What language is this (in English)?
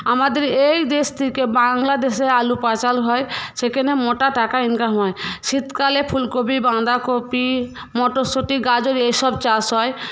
Bangla